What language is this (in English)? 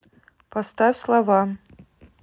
Russian